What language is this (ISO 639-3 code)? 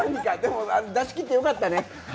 jpn